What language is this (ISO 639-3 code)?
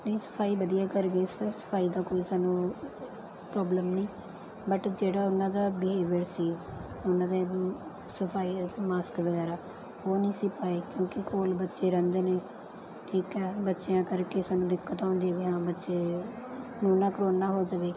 pan